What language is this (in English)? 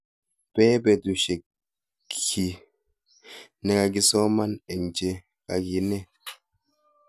Kalenjin